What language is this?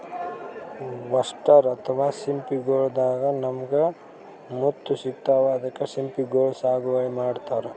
Kannada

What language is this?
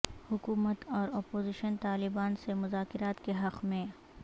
Urdu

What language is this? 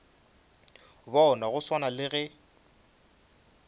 Northern Sotho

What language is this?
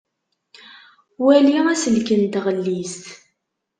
Kabyle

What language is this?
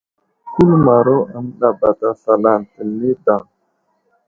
Wuzlam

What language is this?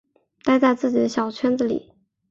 Chinese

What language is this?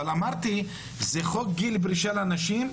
Hebrew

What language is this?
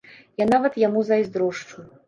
Belarusian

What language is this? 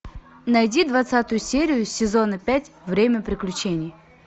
Russian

